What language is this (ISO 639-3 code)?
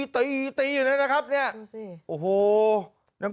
tha